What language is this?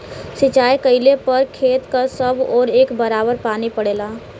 Bhojpuri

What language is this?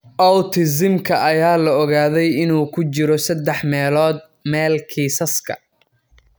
Somali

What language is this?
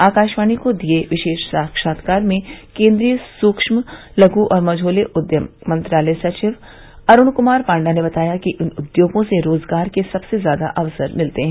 Hindi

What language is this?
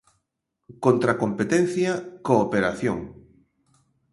Galician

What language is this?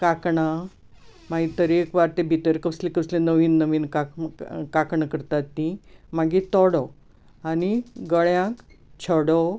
Konkani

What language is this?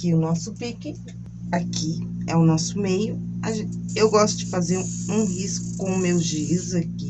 Portuguese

